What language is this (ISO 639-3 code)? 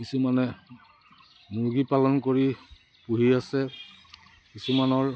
asm